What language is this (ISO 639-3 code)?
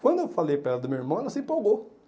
por